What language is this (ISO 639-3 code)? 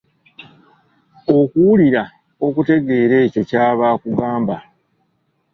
lug